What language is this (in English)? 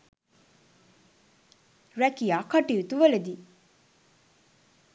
Sinhala